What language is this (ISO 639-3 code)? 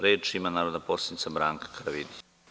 srp